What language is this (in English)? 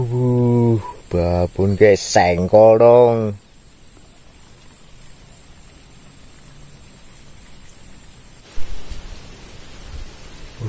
Indonesian